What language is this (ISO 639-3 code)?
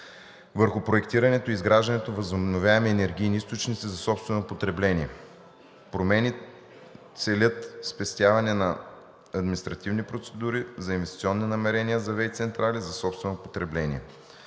bul